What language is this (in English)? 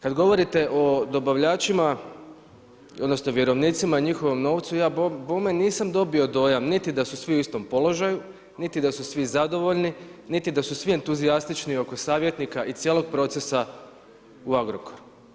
Croatian